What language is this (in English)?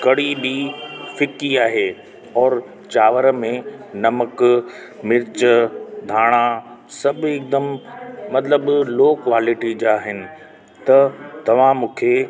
Sindhi